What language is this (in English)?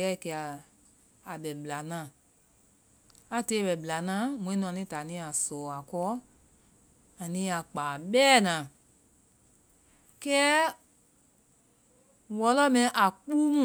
Vai